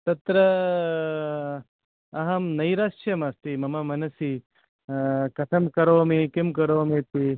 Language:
Sanskrit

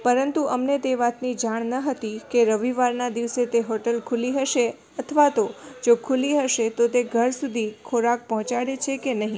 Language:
Gujarati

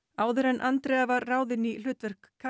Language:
Icelandic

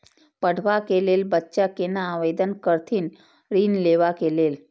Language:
Maithili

